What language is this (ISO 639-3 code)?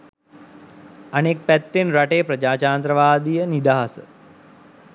sin